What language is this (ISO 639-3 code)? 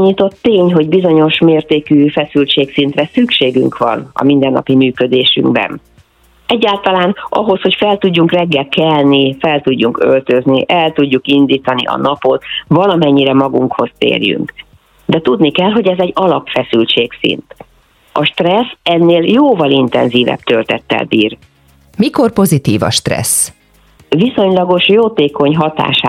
hun